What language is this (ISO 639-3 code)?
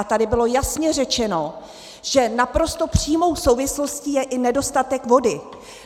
ces